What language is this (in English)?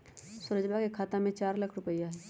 Magahi